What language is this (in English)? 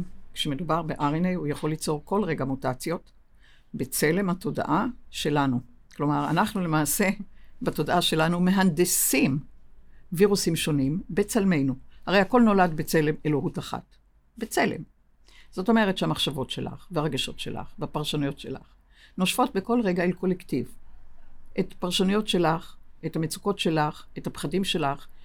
Hebrew